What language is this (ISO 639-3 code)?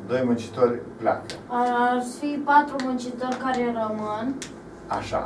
ron